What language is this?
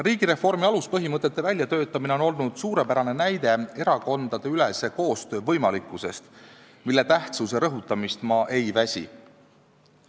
Estonian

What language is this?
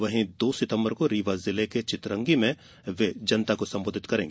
Hindi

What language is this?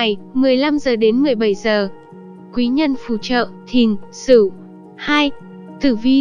Vietnamese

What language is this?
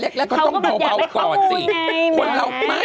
Thai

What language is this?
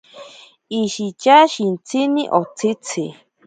Ashéninka Perené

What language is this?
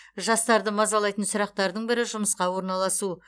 Kazakh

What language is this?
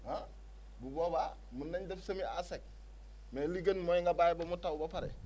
Wolof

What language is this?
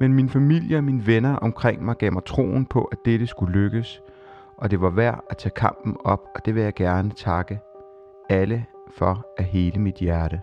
Danish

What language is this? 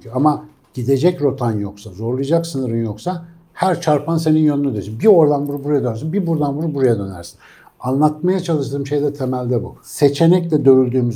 Turkish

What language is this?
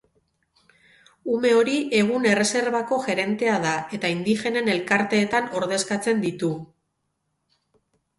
Basque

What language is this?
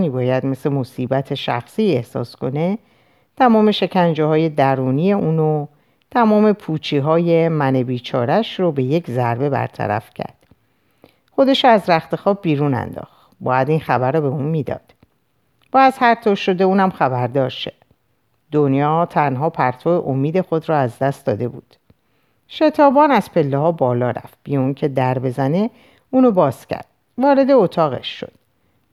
Persian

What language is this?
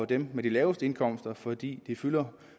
Danish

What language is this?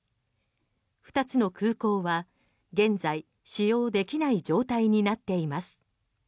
Japanese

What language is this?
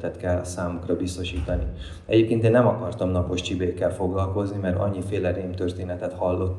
Hungarian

